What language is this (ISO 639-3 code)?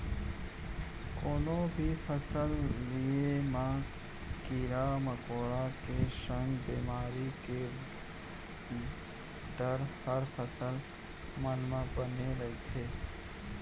hne